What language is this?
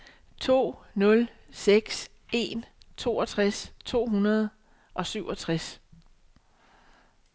Danish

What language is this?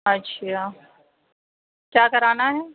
Urdu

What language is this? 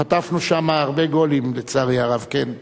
Hebrew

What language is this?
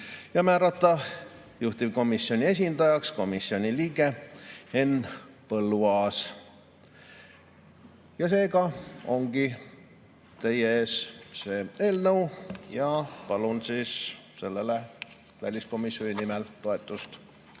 Estonian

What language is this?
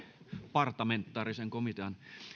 Finnish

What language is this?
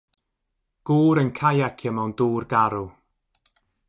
Welsh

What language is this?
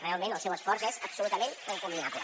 Catalan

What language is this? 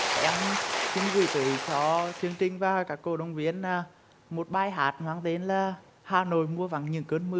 Vietnamese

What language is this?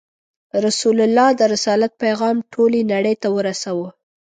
Pashto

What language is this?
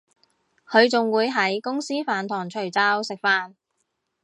Cantonese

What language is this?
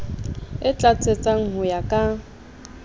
Southern Sotho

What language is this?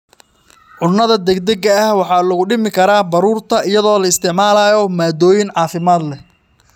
Somali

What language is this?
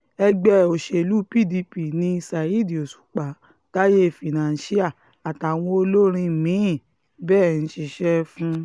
Yoruba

